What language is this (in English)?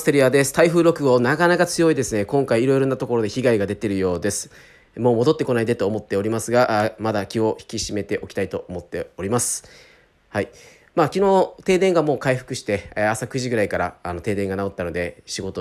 Japanese